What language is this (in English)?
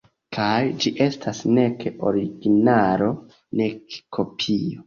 Esperanto